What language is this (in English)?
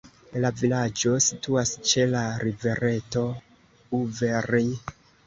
Esperanto